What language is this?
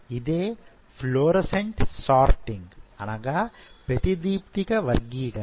Telugu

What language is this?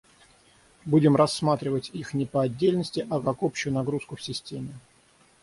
Russian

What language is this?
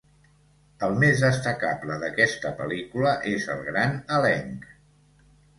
Catalan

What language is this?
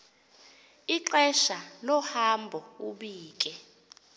Xhosa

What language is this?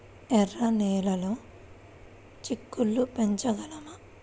Telugu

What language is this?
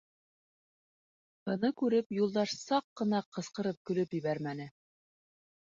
Bashkir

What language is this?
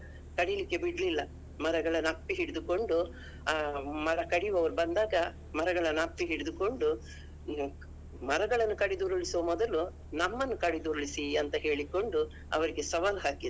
Kannada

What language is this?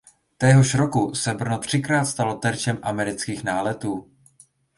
Czech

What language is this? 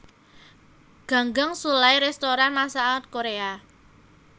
Javanese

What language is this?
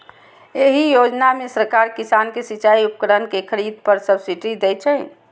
Maithili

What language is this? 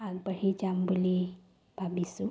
Assamese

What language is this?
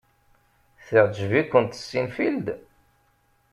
Kabyle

